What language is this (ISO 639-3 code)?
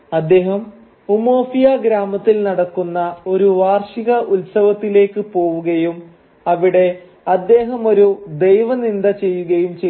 mal